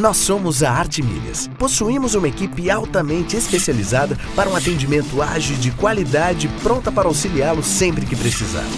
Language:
Portuguese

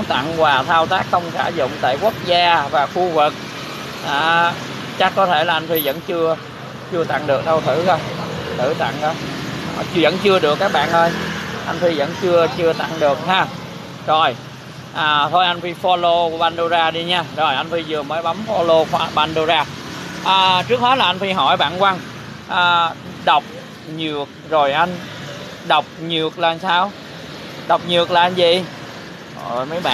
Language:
Vietnamese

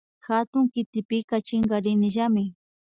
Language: Imbabura Highland Quichua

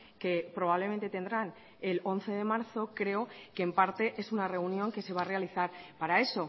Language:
Spanish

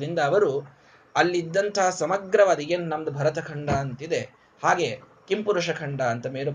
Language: Kannada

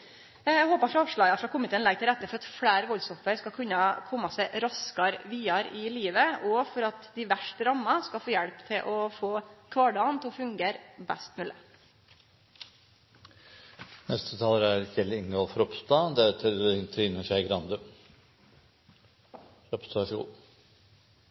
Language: Norwegian Nynorsk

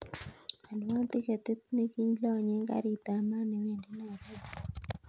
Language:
Kalenjin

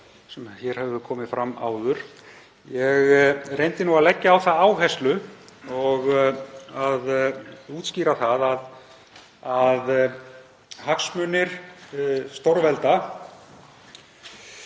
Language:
Icelandic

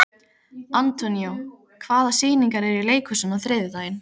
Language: Icelandic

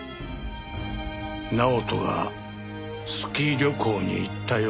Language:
Japanese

